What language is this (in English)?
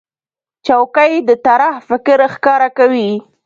Pashto